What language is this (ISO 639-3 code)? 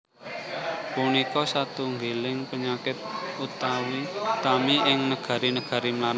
jav